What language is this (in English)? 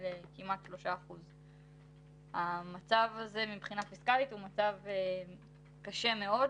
Hebrew